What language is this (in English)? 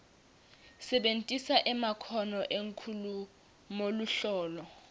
Swati